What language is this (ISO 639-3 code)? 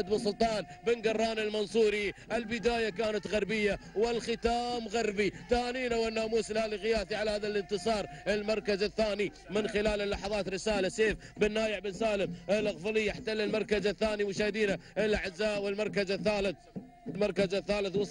ara